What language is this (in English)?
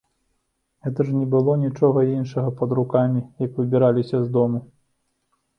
Belarusian